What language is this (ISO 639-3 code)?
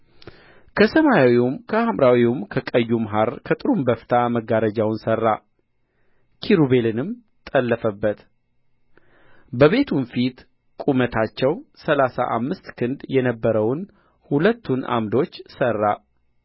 amh